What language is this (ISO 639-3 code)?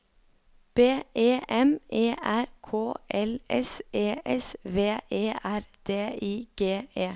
nor